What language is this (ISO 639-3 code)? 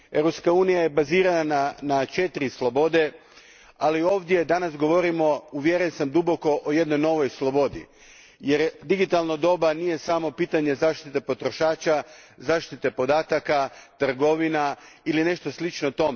hrv